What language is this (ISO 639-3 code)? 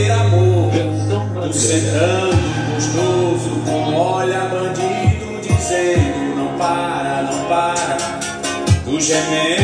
por